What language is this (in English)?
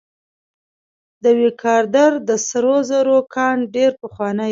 Pashto